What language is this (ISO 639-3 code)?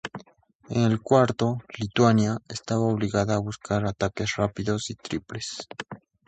spa